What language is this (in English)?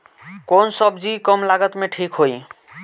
Bhojpuri